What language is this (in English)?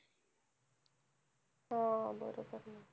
Marathi